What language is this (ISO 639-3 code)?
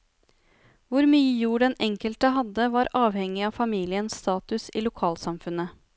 nor